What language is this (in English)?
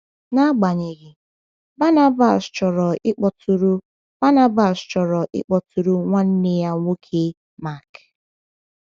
Igbo